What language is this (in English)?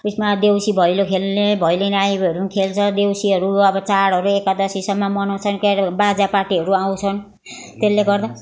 Nepali